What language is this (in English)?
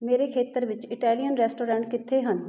Punjabi